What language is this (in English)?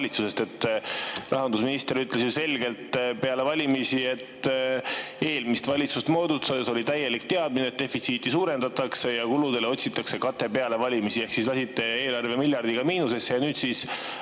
Estonian